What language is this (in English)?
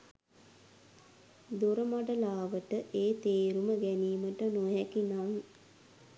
Sinhala